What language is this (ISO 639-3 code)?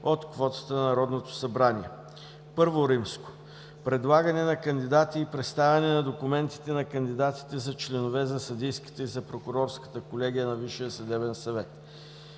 bul